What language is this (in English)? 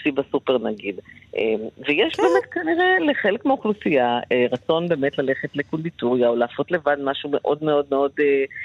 Hebrew